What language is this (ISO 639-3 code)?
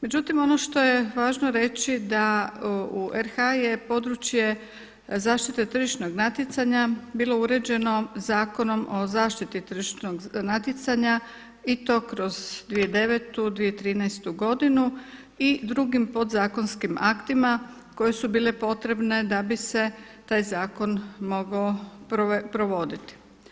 hrv